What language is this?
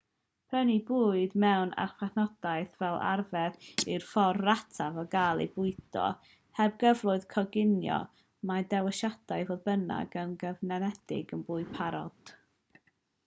Welsh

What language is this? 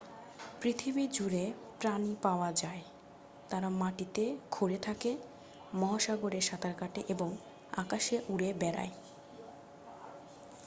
Bangla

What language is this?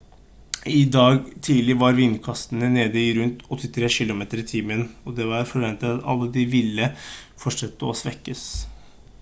Norwegian Bokmål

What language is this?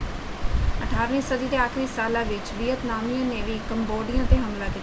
Punjabi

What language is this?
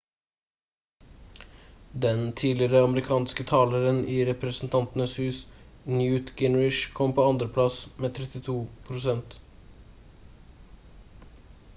Norwegian Bokmål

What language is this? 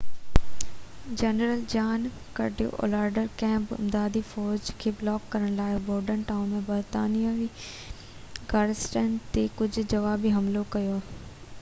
Sindhi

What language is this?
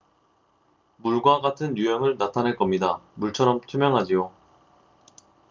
Korean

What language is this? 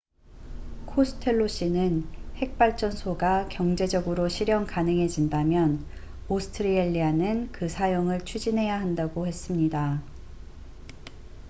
Korean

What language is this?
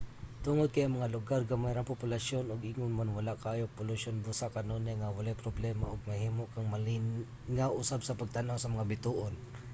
Cebuano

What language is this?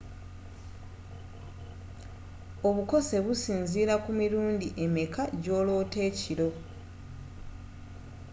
Ganda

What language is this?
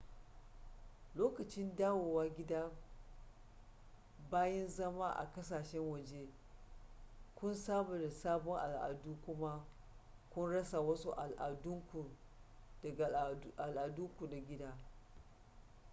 Hausa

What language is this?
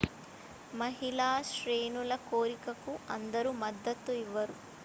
Telugu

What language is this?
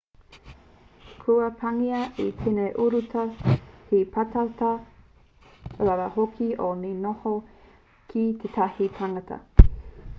Māori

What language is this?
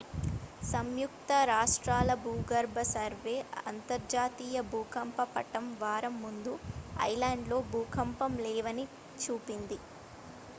Telugu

